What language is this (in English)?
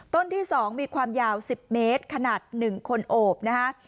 Thai